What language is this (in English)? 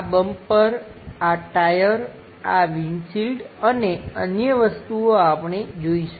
Gujarati